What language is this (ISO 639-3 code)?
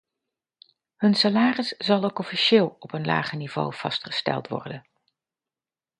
nld